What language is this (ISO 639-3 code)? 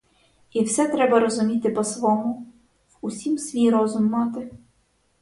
ukr